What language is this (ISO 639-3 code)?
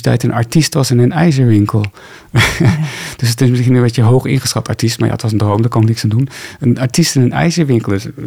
nld